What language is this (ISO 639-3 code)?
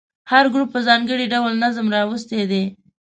pus